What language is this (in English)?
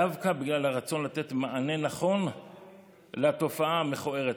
Hebrew